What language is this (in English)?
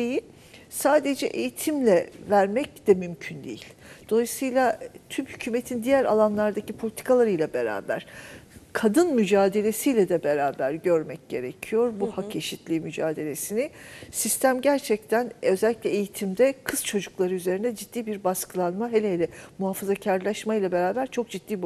Turkish